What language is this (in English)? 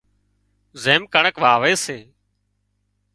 Wadiyara Koli